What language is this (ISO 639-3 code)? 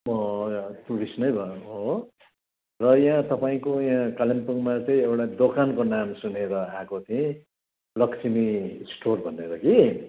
nep